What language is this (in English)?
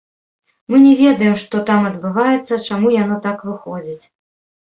Belarusian